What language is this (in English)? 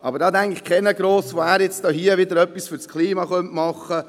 Swiss German